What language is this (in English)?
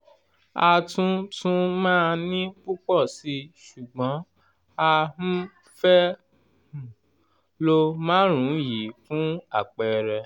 Yoruba